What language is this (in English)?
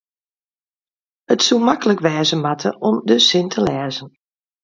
Western Frisian